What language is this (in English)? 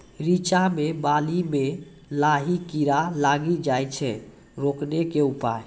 Maithili